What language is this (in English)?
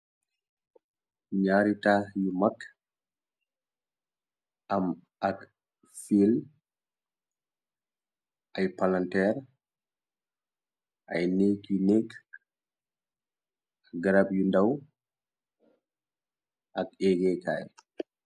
Wolof